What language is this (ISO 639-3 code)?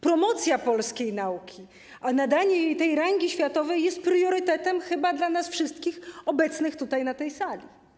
pol